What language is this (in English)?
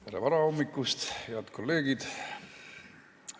Estonian